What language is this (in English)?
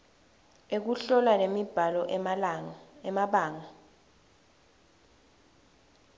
Swati